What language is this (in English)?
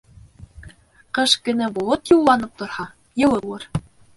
Bashkir